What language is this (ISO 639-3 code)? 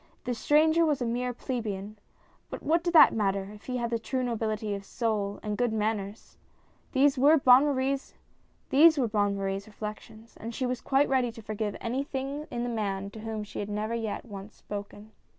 eng